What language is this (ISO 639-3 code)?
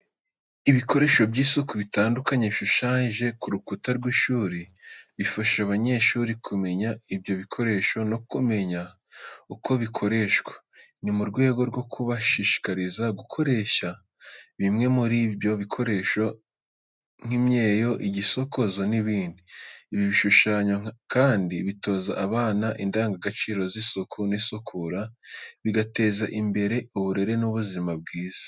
kin